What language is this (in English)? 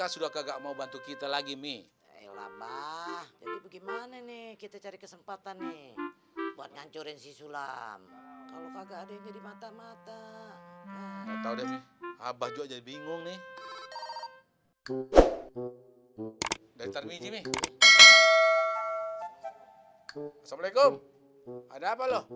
Indonesian